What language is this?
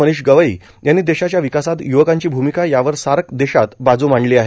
Marathi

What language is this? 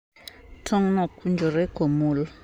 Luo (Kenya and Tanzania)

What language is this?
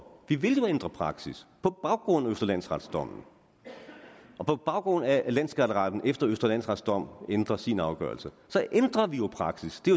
Danish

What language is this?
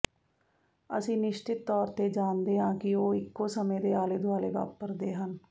Punjabi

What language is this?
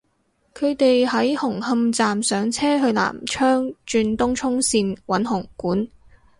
Cantonese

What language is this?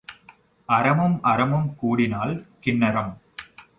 Tamil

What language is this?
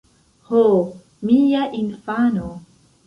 Esperanto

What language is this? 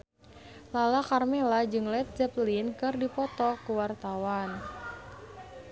Sundanese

